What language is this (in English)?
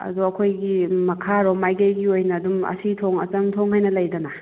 Manipuri